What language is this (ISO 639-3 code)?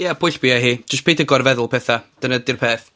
cym